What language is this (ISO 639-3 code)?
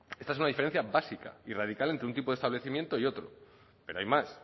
spa